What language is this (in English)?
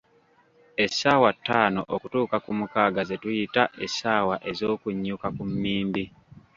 Ganda